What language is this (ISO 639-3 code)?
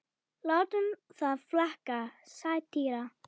isl